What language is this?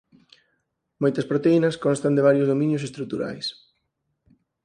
Galician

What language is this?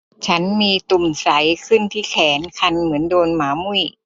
Thai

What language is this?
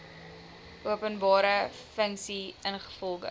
Afrikaans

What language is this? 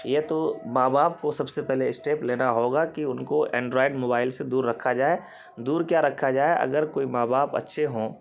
Urdu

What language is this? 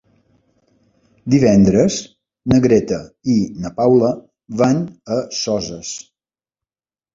Catalan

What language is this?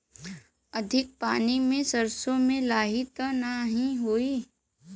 Bhojpuri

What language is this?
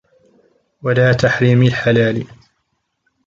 Arabic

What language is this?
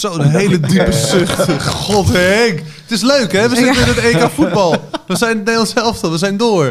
Dutch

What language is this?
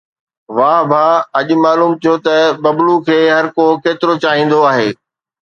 Sindhi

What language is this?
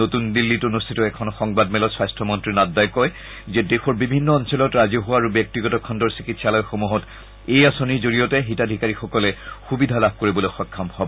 Assamese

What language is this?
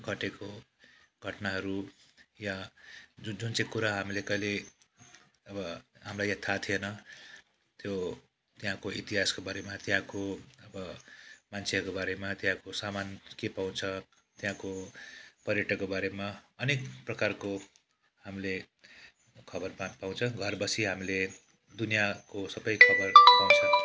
Nepali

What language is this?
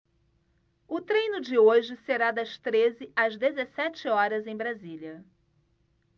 Portuguese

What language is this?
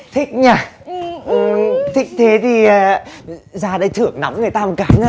Vietnamese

